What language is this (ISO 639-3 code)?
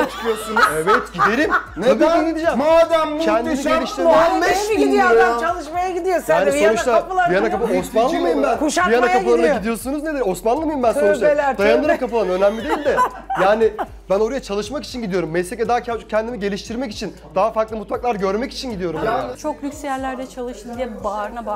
tur